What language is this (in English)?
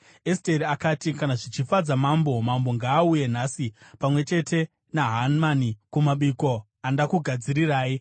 Shona